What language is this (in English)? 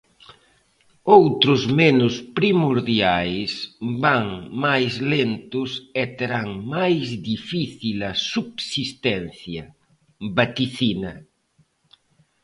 Galician